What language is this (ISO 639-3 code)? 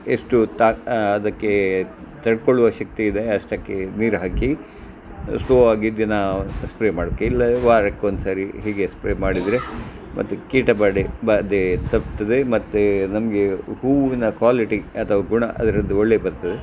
kan